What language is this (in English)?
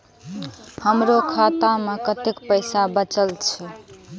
Maithili